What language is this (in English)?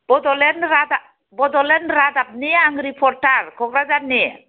Bodo